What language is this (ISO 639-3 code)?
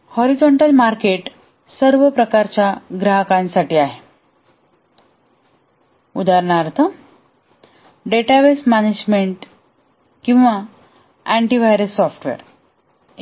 mar